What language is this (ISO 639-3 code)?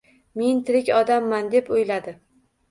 uzb